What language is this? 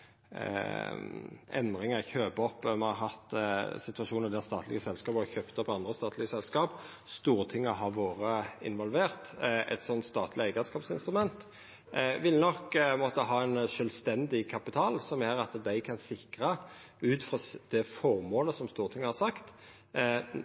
Norwegian Nynorsk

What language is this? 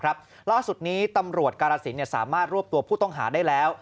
Thai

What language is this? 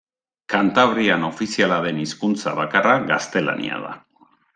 Basque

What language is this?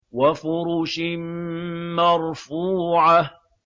Arabic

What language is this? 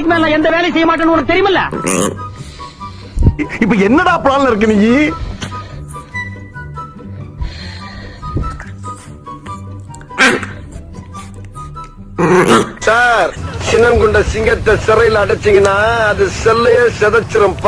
English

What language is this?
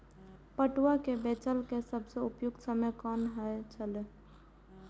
Maithili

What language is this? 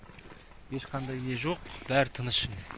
Kazakh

